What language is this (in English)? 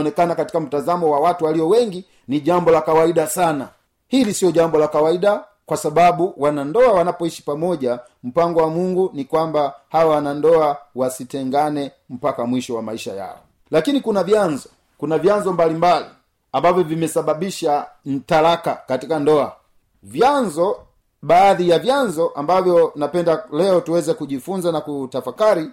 Swahili